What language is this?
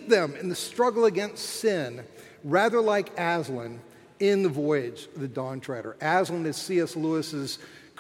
English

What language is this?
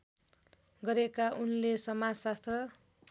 Nepali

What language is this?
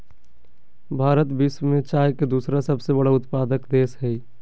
Magahi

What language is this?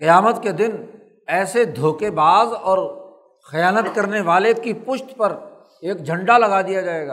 Urdu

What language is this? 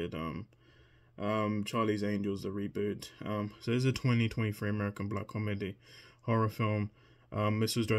English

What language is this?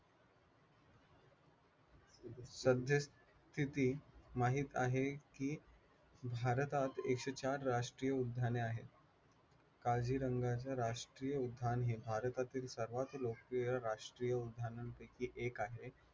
Marathi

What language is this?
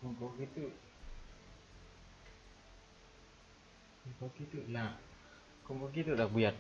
Vietnamese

